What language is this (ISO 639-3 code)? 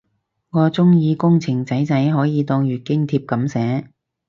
yue